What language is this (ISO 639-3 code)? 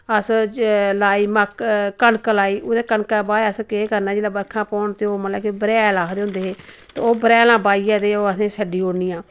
doi